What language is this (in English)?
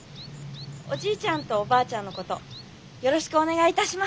Japanese